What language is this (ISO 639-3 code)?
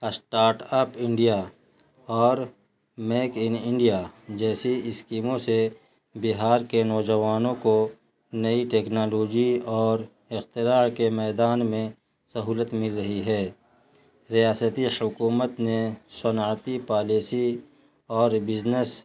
urd